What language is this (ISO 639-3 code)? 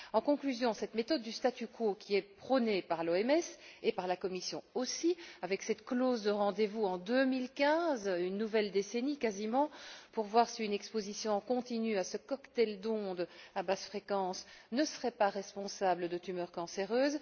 fra